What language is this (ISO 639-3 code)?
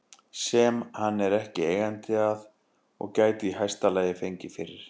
isl